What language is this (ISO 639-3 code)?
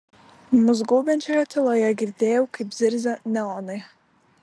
lit